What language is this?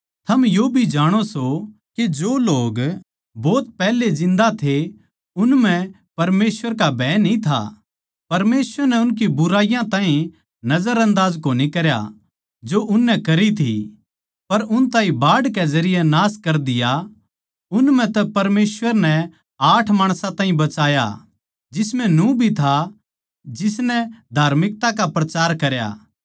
Haryanvi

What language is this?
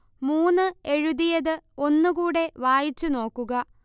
Malayalam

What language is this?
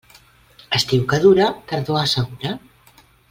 Catalan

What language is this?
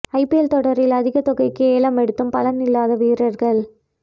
Tamil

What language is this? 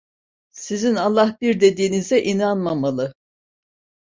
Turkish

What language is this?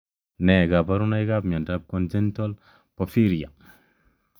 Kalenjin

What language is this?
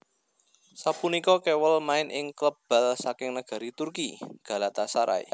Javanese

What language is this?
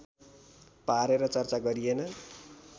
Nepali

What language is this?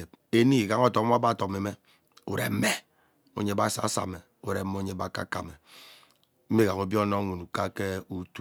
Ubaghara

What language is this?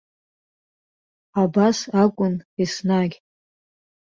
Abkhazian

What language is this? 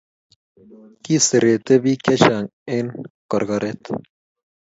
Kalenjin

